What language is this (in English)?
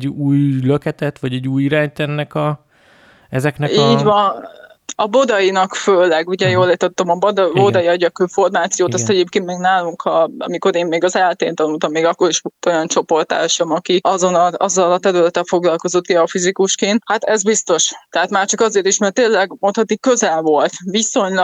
Hungarian